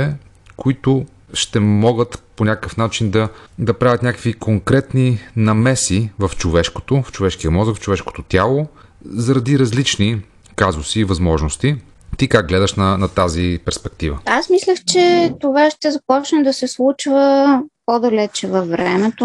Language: Bulgarian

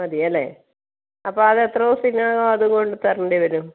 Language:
Malayalam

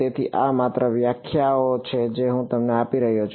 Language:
Gujarati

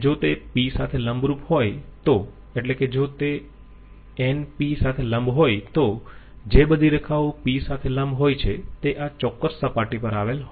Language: Gujarati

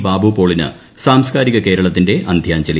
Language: Malayalam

